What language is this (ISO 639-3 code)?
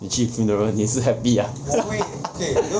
eng